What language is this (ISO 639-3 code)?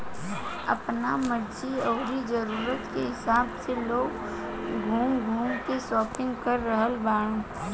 bho